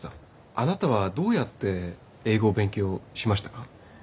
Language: Japanese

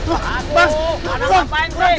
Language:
Indonesian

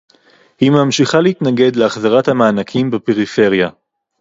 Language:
Hebrew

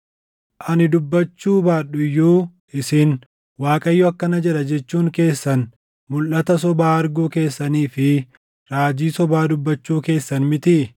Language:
Oromo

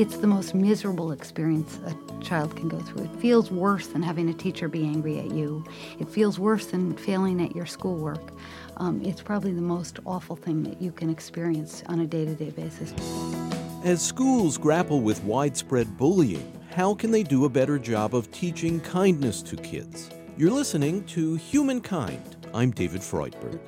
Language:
English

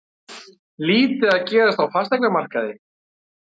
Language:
Icelandic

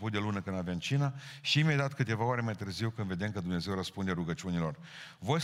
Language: Romanian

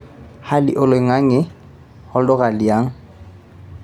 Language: Masai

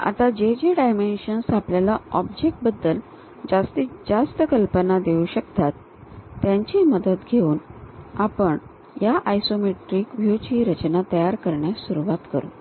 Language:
Marathi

